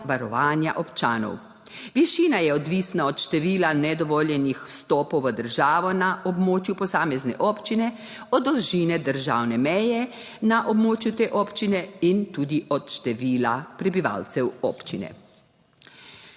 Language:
Slovenian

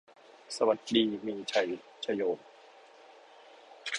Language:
Thai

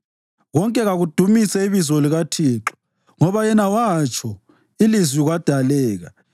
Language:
North Ndebele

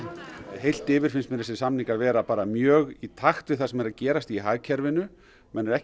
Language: Icelandic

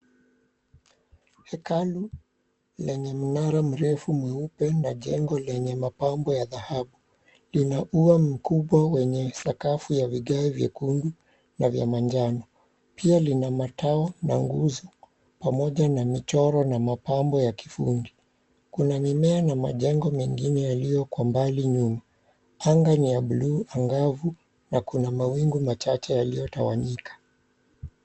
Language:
Swahili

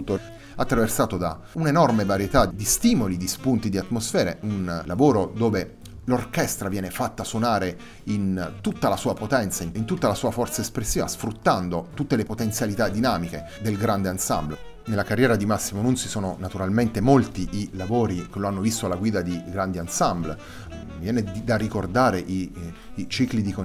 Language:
Italian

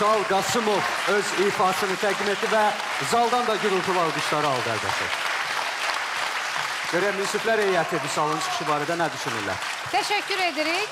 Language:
Turkish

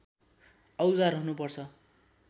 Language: Nepali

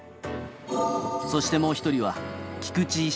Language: Japanese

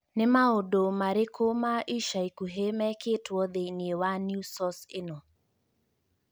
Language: Kikuyu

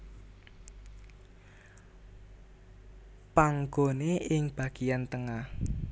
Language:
Javanese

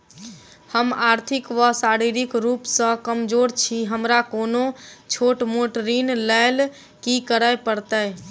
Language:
Maithili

